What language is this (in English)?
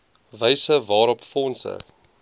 Afrikaans